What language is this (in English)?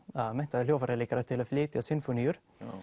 Icelandic